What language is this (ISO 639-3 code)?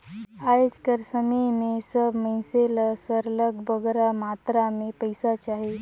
hne